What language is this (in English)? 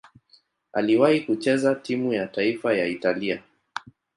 Swahili